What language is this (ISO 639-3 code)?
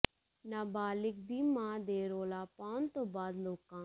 pan